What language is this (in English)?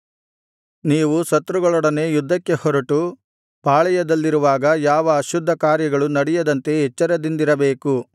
Kannada